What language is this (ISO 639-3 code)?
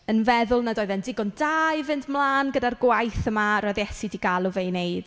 cym